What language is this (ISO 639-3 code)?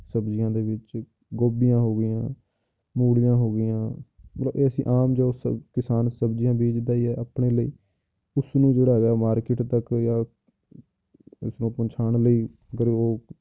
pan